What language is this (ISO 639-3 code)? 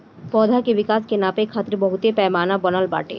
bho